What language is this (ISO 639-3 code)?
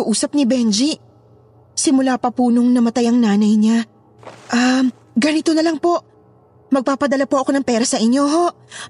fil